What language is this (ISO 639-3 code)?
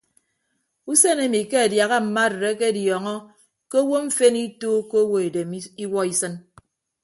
ibb